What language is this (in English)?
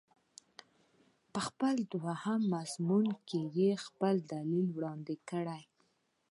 Pashto